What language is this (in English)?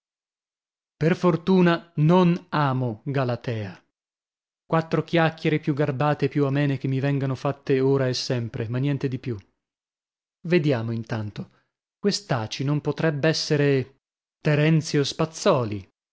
Italian